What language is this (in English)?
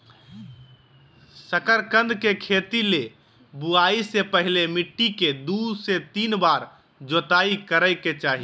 Magahi